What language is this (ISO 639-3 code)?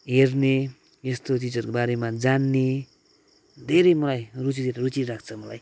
nep